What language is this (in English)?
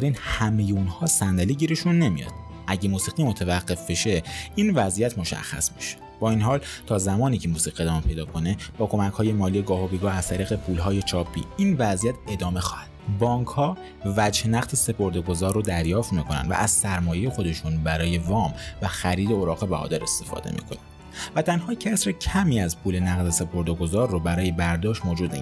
Persian